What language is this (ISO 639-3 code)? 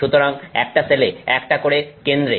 ben